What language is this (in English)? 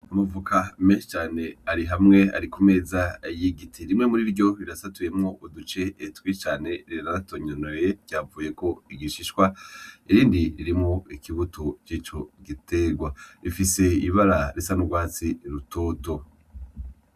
Rundi